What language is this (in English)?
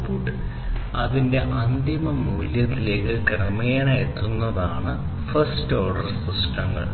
Malayalam